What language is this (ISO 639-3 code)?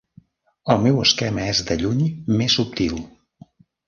cat